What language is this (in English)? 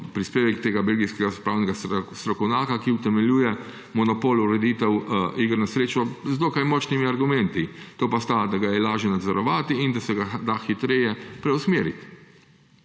Slovenian